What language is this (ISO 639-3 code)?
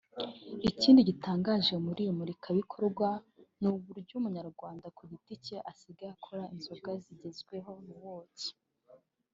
kin